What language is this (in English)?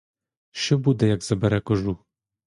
Ukrainian